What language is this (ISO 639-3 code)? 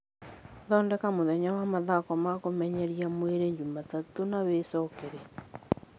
kik